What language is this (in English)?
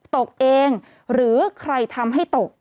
Thai